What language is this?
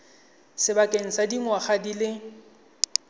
Tswana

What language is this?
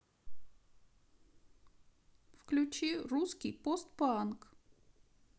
Russian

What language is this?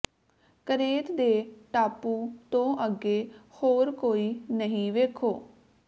Punjabi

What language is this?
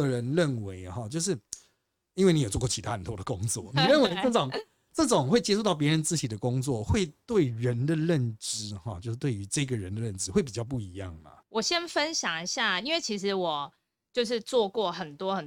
Chinese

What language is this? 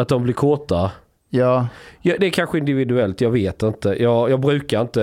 Swedish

